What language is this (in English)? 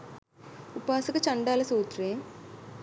Sinhala